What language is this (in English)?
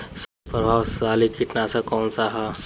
Bhojpuri